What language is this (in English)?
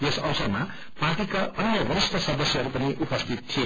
Nepali